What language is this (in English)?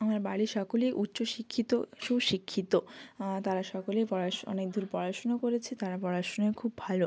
Bangla